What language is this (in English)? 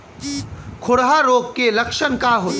Bhojpuri